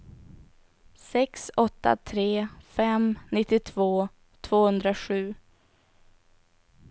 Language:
Swedish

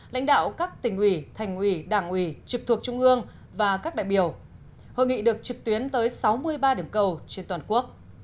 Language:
Vietnamese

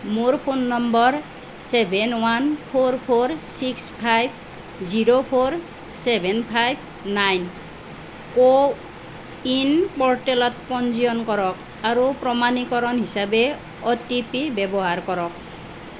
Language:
Assamese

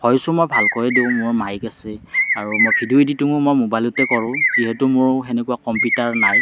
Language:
Assamese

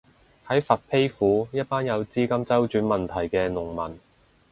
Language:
Cantonese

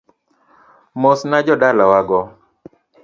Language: Luo (Kenya and Tanzania)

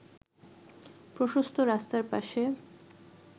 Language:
Bangla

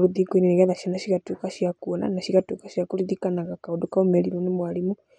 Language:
Kikuyu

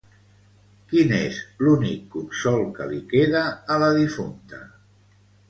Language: Catalan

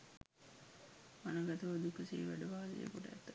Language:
Sinhala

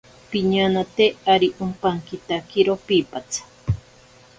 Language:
Ashéninka Perené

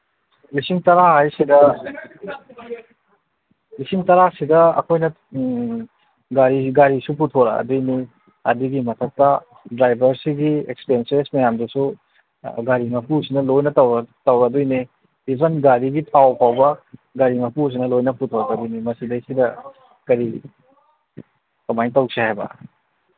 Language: Manipuri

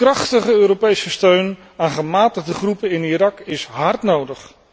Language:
Dutch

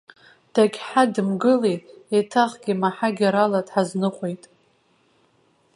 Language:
Abkhazian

